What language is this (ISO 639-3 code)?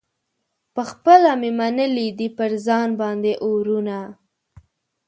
pus